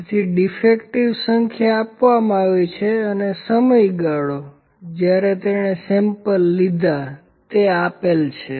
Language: Gujarati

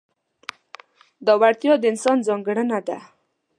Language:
Pashto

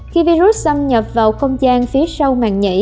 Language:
Vietnamese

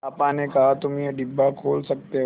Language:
Hindi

